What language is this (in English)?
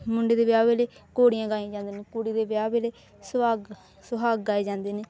Punjabi